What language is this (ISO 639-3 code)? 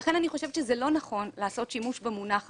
heb